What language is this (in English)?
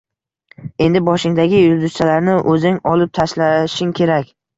Uzbek